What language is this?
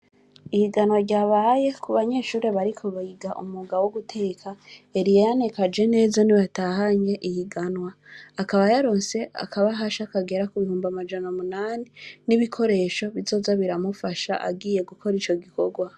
Rundi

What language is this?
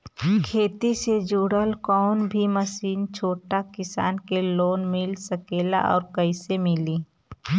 Bhojpuri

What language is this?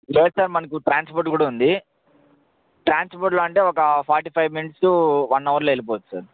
Telugu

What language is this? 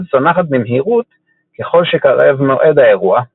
Hebrew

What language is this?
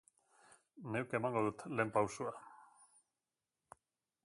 Basque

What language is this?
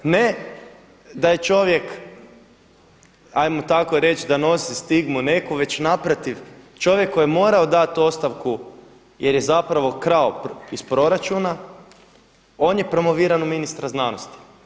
Croatian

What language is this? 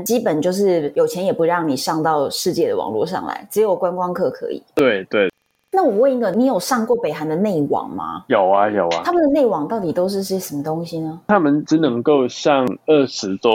Chinese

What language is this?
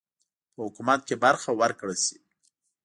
Pashto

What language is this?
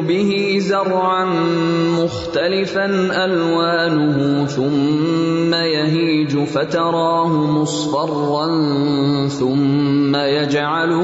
Urdu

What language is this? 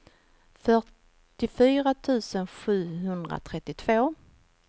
Swedish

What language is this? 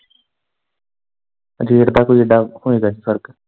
Punjabi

